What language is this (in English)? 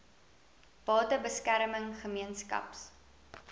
Afrikaans